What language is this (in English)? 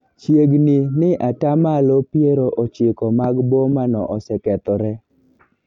Luo (Kenya and Tanzania)